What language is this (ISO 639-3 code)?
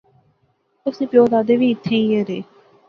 phr